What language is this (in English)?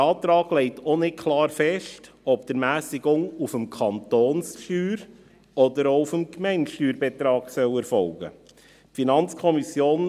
Swiss German